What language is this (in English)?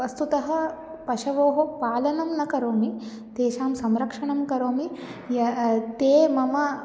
Sanskrit